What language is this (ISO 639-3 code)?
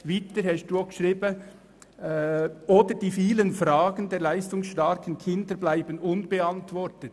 gsw